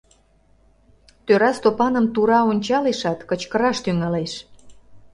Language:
Mari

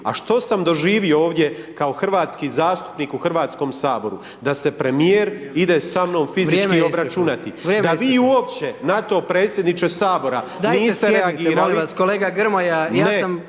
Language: Croatian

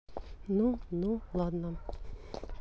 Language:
Russian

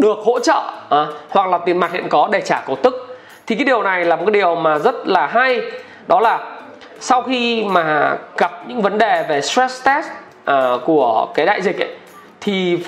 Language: Vietnamese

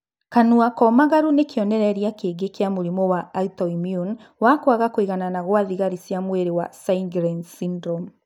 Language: Kikuyu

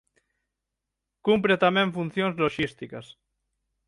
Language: Galician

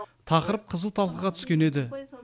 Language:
Kazakh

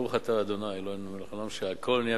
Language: Hebrew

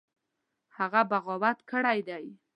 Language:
Pashto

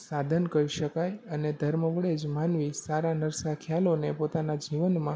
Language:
Gujarati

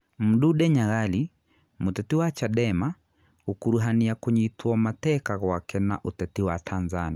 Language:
Kikuyu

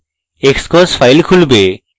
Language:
Bangla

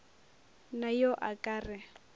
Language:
Northern Sotho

